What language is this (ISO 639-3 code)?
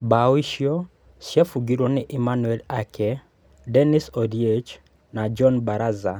kik